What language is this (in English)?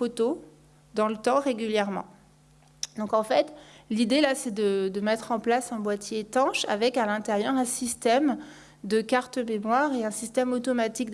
French